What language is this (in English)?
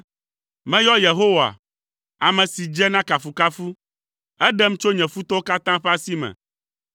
Ewe